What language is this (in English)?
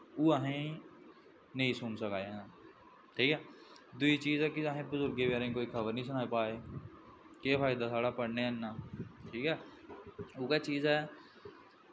Dogri